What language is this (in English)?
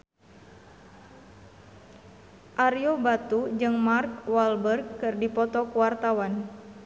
Sundanese